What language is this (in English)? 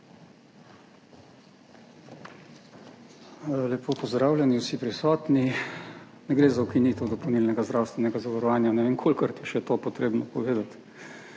Slovenian